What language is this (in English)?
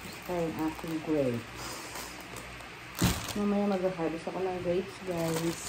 Filipino